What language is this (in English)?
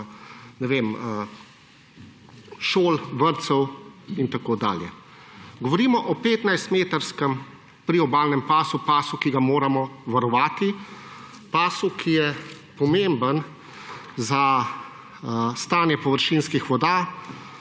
Slovenian